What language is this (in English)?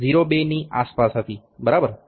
Gujarati